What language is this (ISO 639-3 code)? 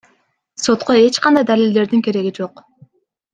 kir